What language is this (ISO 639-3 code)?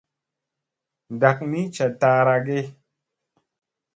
mse